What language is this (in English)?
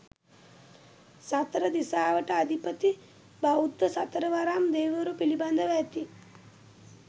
Sinhala